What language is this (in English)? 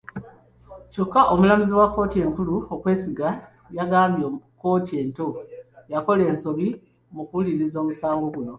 Ganda